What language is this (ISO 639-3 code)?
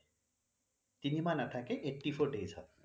asm